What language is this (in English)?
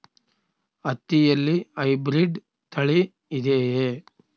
Kannada